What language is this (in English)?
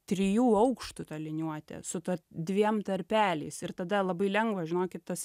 Lithuanian